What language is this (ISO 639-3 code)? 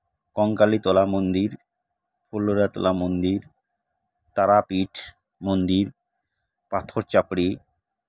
sat